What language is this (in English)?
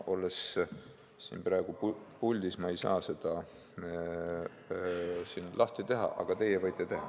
Estonian